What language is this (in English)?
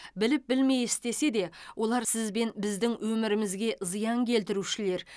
Kazakh